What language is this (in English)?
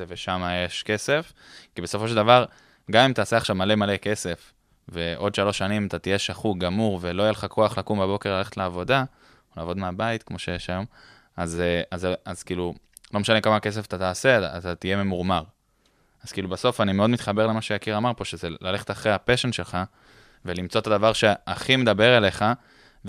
Hebrew